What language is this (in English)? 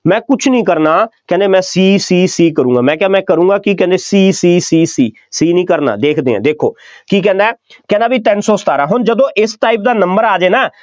Punjabi